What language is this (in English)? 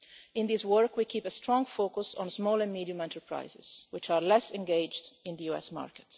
English